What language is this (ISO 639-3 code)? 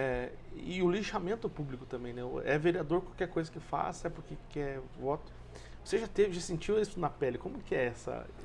por